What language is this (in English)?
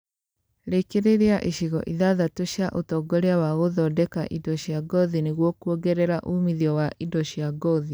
Kikuyu